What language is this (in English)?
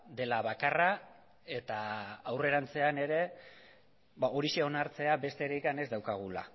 Basque